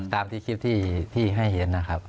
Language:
Thai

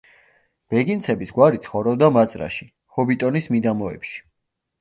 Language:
Georgian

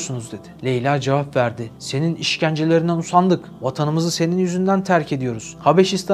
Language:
Turkish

